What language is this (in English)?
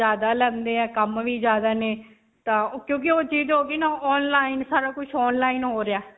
Punjabi